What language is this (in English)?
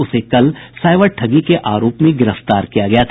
Hindi